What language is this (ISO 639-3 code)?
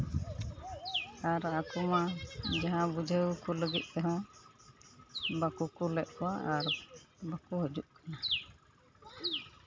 sat